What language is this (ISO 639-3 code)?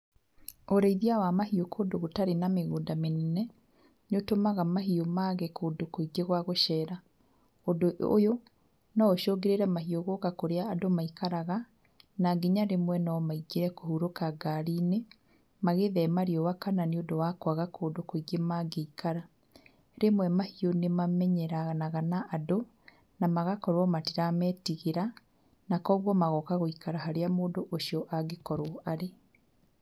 kik